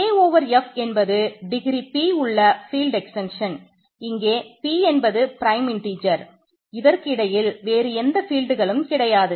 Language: Tamil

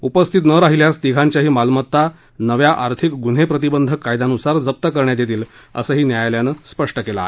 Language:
Marathi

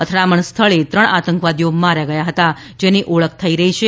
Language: Gujarati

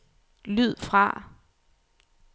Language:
Danish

